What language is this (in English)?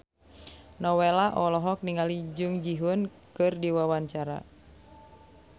Sundanese